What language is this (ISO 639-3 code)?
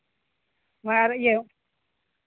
sat